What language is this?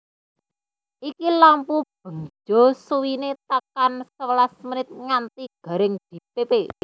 Javanese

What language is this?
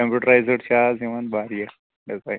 Kashmiri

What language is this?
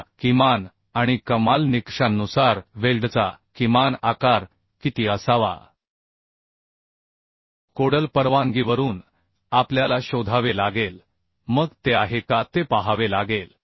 Marathi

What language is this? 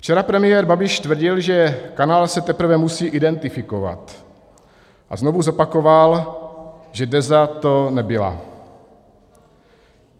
Czech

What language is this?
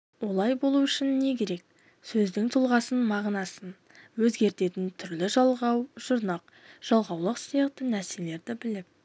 Kazakh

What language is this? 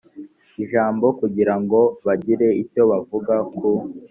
Kinyarwanda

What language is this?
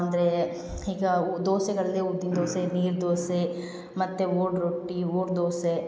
Kannada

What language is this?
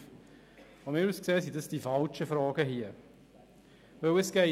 Swiss German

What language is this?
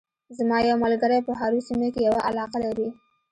Pashto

